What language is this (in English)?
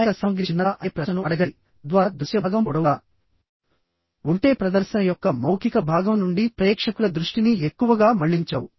Telugu